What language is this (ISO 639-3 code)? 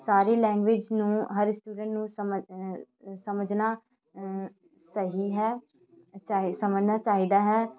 pan